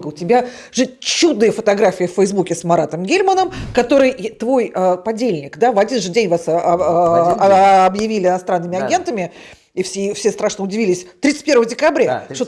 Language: Russian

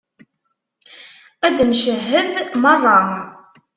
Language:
Kabyle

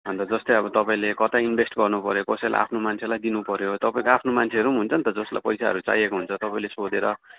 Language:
Nepali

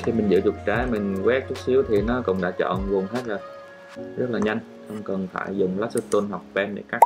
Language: Vietnamese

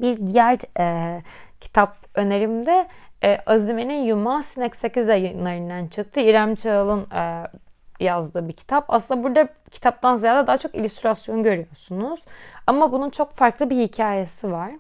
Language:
Turkish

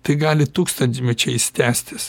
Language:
Lithuanian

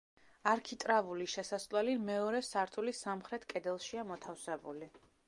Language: Georgian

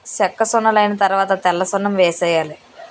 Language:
Telugu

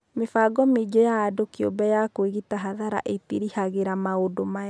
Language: Kikuyu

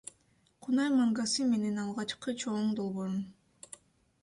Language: Kyrgyz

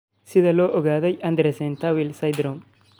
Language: Somali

